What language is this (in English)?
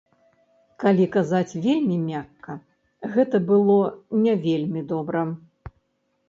Belarusian